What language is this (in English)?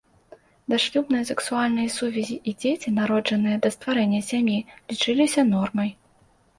Belarusian